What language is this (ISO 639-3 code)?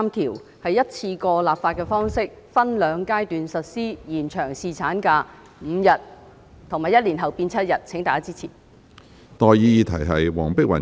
yue